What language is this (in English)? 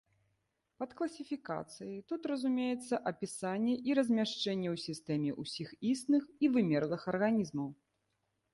Belarusian